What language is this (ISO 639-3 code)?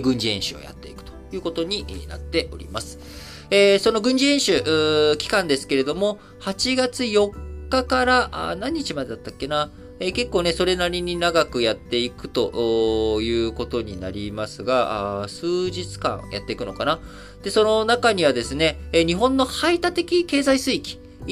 jpn